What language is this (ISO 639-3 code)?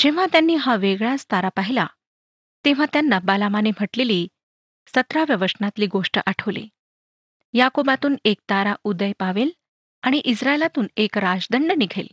mar